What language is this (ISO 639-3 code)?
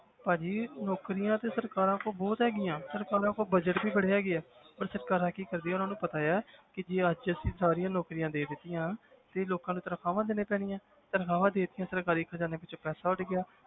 pan